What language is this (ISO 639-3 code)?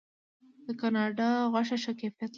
pus